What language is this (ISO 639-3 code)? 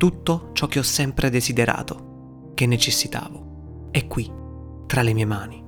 ita